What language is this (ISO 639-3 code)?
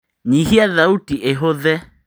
kik